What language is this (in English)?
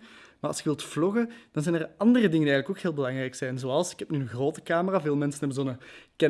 Dutch